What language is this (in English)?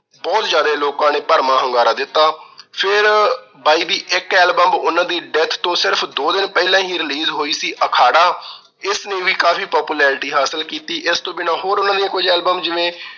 Punjabi